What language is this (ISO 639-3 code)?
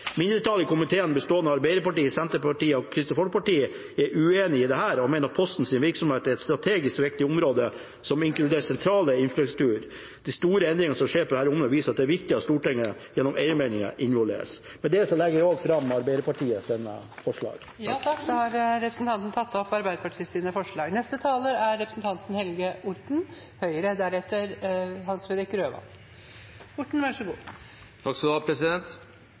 nor